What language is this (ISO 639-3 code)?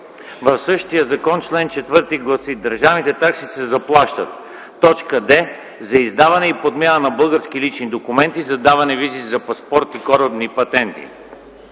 bul